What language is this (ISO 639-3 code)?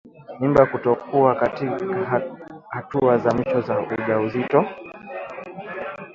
swa